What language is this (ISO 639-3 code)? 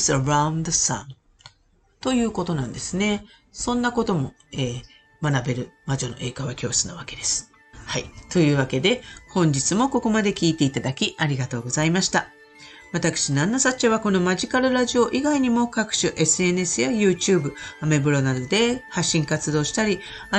jpn